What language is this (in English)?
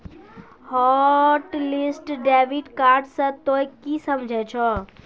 Maithili